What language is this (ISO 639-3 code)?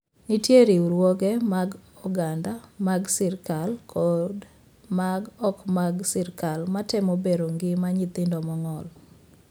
luo